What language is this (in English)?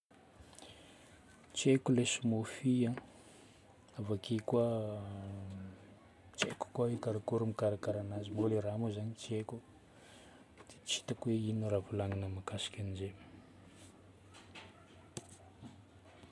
Northern Betsimisaraka Malagasy